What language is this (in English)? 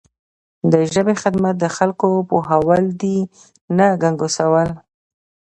Pashto